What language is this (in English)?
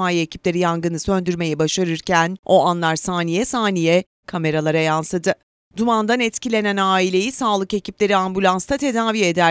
Turkish